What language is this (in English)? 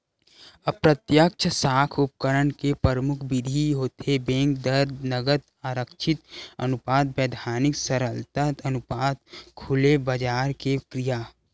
Chhattisgarhi